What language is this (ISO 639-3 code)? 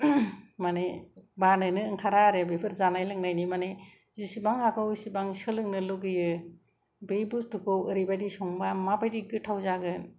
brx